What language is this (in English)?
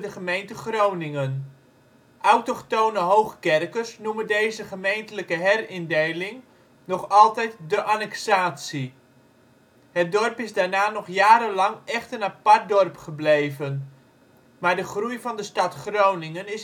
Dutch